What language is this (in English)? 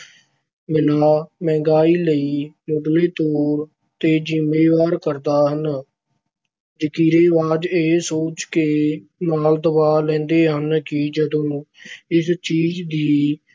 Punjabi